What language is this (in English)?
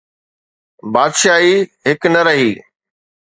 Sindhi